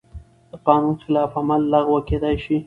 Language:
Pashto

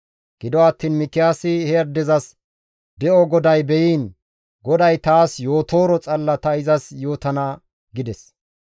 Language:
Gamo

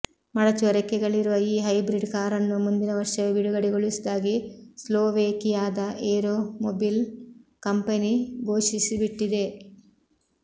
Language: Kannada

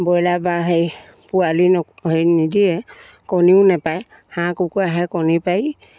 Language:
Assamese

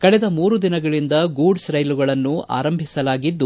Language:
Kannada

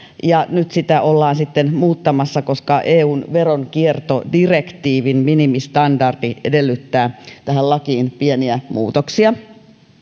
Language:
Finnish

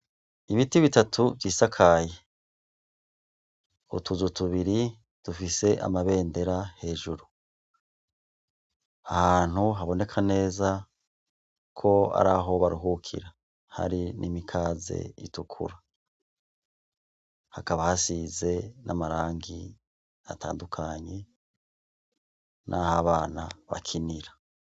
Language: Rundi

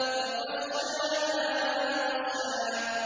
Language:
Arabic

